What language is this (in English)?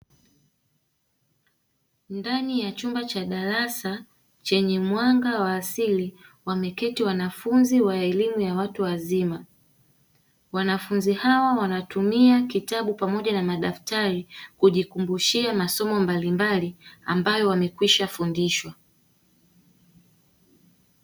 Swahili